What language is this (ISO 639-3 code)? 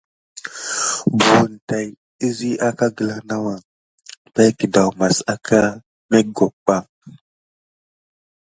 gid